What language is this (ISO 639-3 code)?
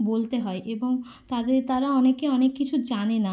ben